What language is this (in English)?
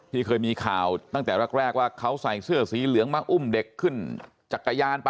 Thai